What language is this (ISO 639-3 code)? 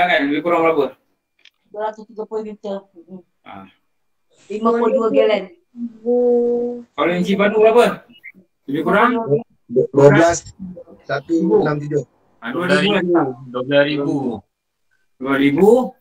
msa